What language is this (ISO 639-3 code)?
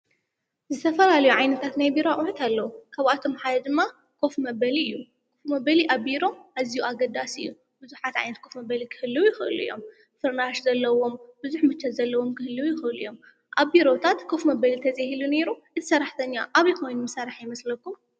tir